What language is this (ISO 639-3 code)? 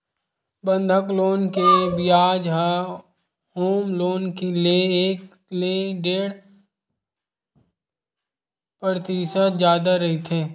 hne